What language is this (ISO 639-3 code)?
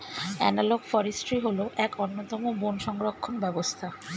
ben